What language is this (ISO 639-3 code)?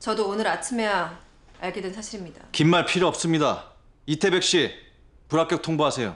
kor